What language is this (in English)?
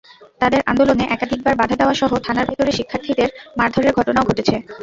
Bangla